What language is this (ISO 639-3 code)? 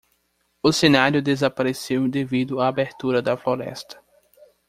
por